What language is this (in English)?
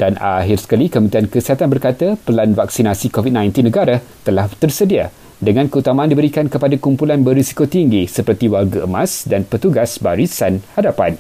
Malay